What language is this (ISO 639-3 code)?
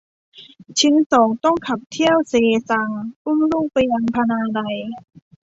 tha